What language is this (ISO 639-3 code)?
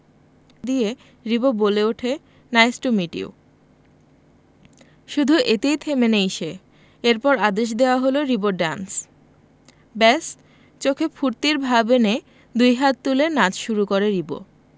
ben